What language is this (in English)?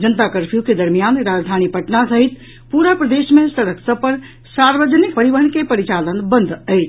Maithili